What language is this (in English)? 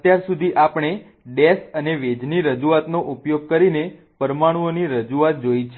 Gujarati